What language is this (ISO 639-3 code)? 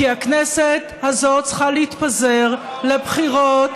heb